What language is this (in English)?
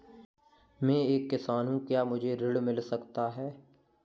Hindi